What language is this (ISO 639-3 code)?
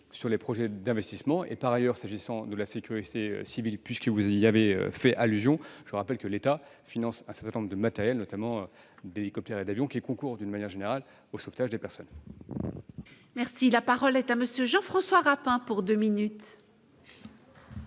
fra